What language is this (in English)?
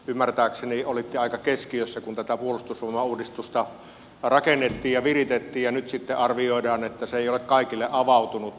Finnish